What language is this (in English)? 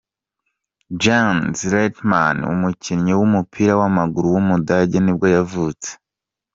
Kinyarwanda